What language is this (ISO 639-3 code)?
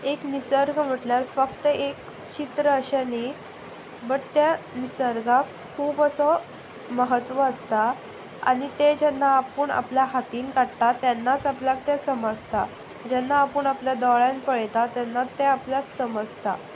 kok